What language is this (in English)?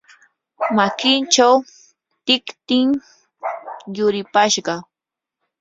Yanahuanca Pasco Quechua